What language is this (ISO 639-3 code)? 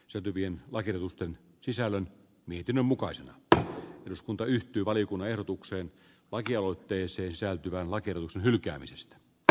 fin